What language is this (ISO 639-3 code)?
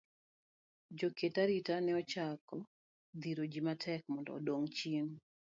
luo